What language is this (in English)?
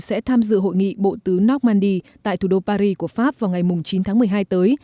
Vietnamese